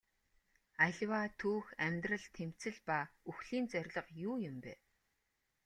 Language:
Mongolian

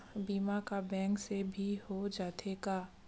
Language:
Chhattisgarhi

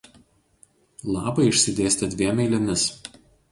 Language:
Lithuanian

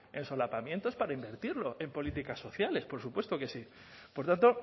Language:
Spanish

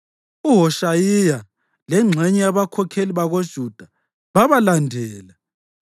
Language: North Ndebele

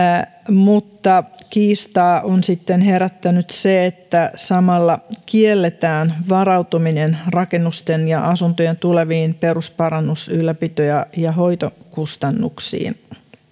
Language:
Finnish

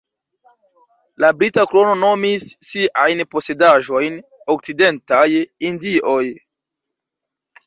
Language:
Esperanto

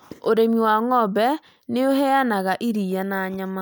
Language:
Kikuyu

